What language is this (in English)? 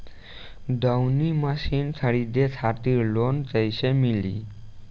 Bhojpuri